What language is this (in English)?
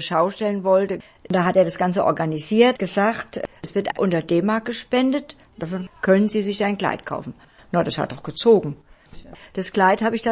German